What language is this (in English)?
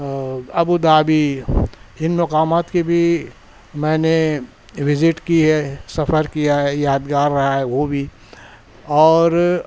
Urdu